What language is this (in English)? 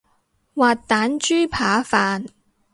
Cantonese